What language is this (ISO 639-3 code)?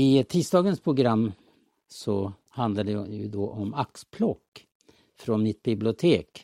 swe